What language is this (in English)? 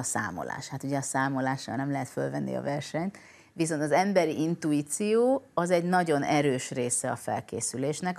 Hungarian